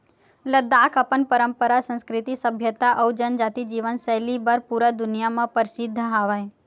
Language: Chhattisgarhi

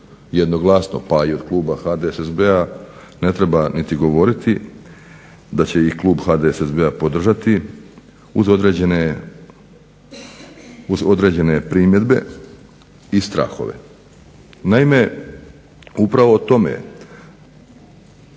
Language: Croatian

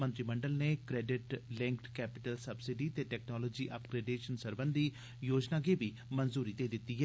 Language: Dogri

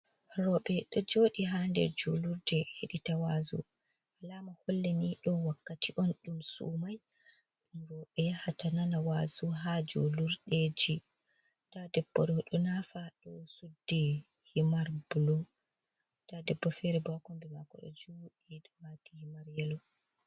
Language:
Fula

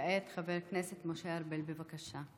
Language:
Hebrew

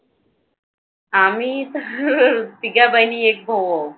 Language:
Marathi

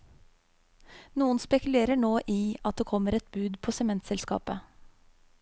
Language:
Norwegian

